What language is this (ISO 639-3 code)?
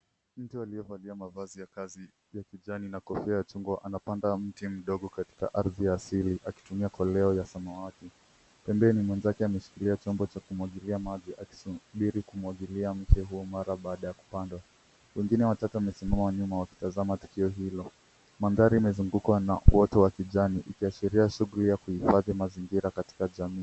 swa